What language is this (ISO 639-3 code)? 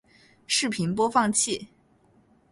zho